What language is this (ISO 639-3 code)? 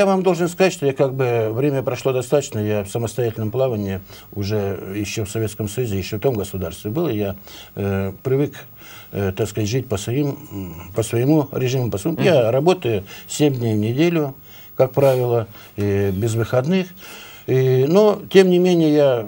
rus